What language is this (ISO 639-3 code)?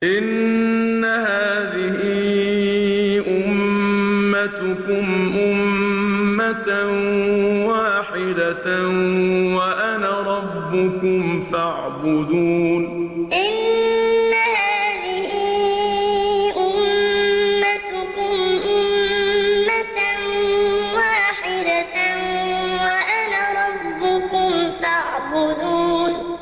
ara